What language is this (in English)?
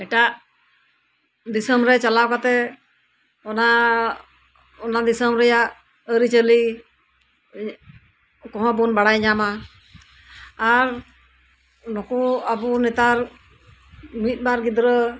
Santali